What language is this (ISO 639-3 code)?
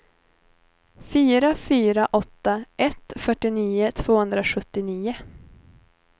swe